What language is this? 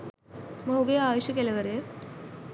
Sinhala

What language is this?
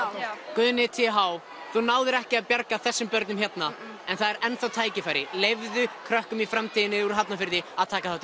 Icelandic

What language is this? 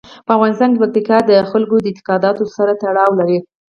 Pashto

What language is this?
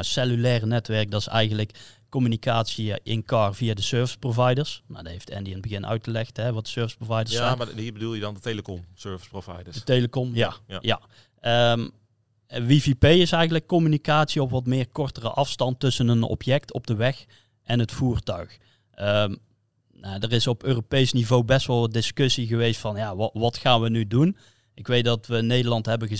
Dutch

